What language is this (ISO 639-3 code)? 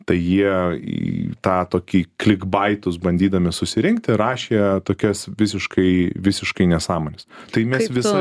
lit